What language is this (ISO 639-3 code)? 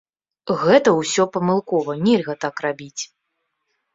bel